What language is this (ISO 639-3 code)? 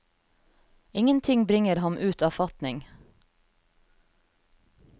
nor